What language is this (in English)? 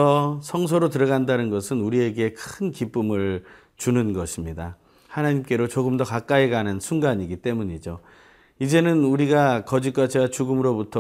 Korean